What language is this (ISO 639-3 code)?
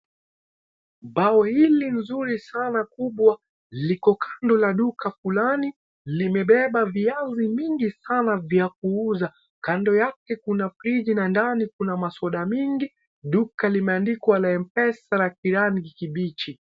swa